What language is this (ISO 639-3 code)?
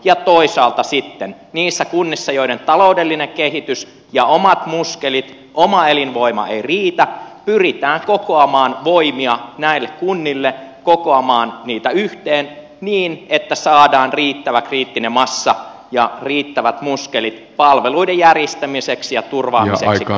fin